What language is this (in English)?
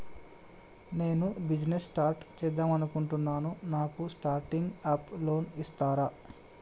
Telugu